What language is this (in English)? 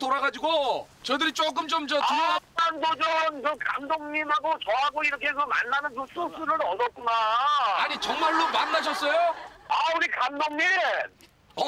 Korean